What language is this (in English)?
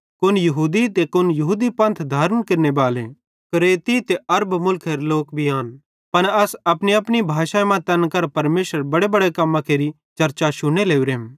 Bhadrawahi